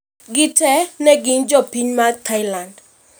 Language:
Luo (Kenya and Tanzania)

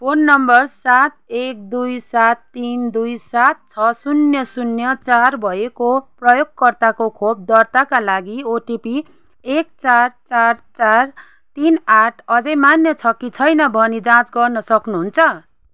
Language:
Nepali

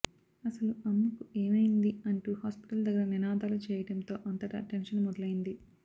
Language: Telugu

